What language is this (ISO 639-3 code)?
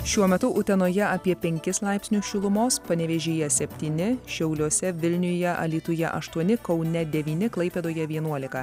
lit